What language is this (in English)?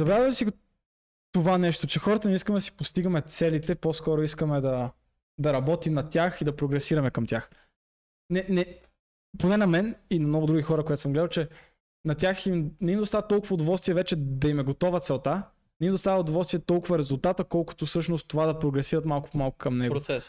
Bulgarian